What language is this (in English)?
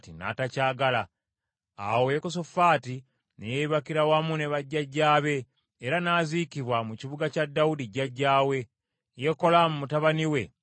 Ganda